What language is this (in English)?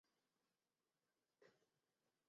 Chinese